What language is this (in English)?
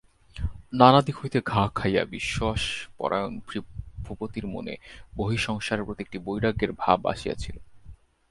Bangla